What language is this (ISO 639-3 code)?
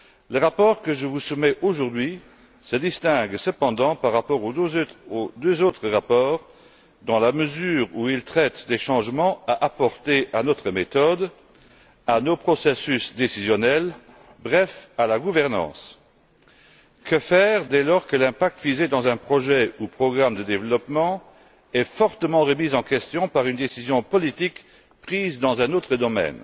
fra